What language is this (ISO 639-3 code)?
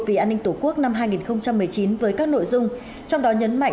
vie